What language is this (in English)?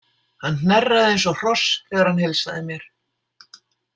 Icelandic